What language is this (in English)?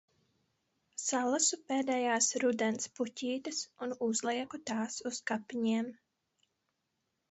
Latvian